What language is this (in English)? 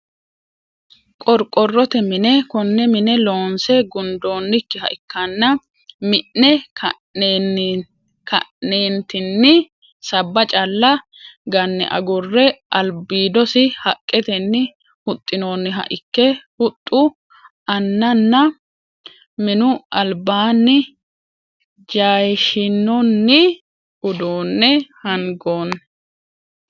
Sidamo